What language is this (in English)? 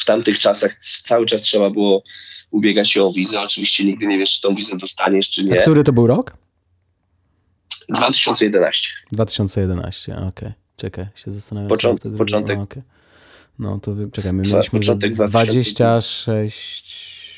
Polish